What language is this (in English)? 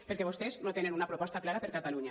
Catalan